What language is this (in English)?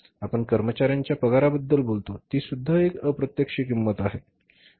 Marathi